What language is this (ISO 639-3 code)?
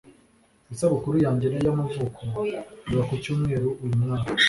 kin